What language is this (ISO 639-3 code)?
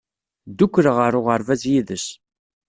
kab